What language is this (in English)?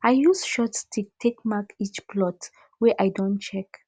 Nigerian Pidgin